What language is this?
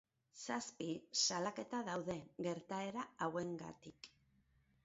Basque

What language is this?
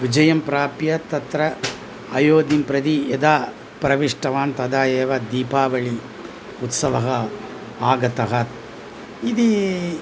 Sanskrit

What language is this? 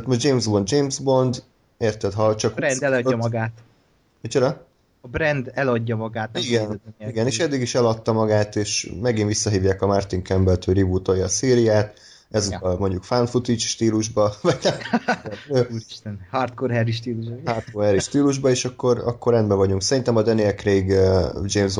Hungarian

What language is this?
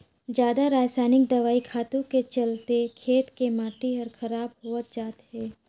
Chhattisgarhi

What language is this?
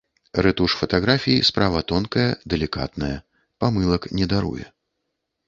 Belarusian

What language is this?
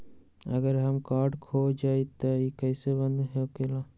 Magahi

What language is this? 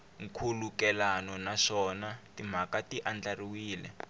Tsonga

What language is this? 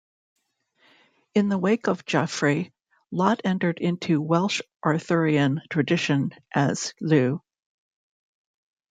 English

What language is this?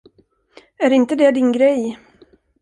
Swedish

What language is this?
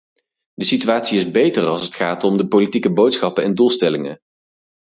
Dutch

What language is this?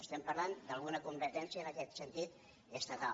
Catalan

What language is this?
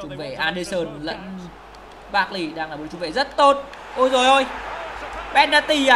Vietnamese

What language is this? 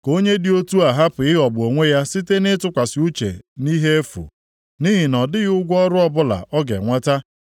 Igbo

